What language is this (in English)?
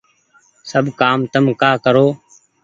Goaria